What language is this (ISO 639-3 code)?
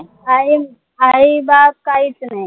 mar